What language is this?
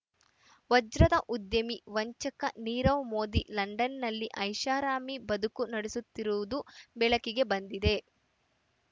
Kannada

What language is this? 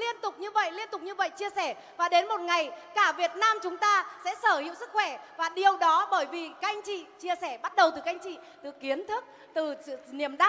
Vietnamese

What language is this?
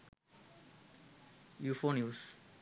Sinhala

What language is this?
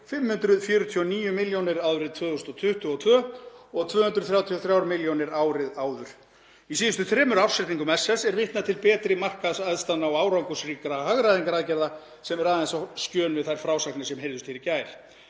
Icelandic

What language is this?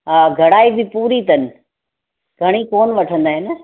Sindhi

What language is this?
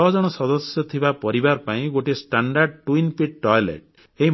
Odia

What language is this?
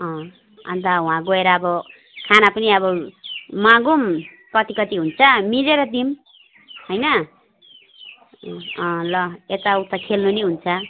Nepali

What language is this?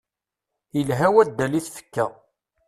Kabyle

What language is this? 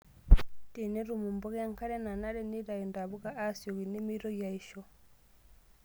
Masai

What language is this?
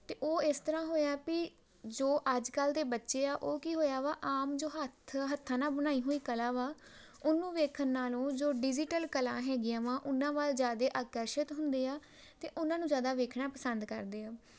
Punjabi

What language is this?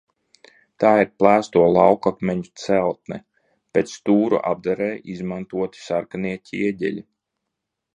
Latvian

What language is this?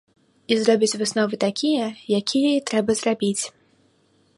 Belarusian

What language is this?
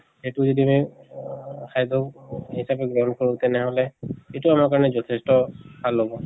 Assamese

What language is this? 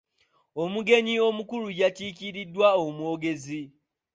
Ganda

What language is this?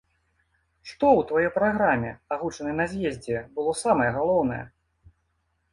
Belarusian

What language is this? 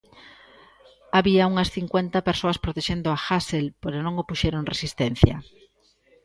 Galician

